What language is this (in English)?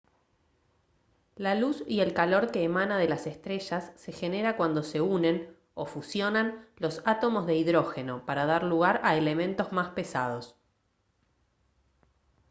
Spanish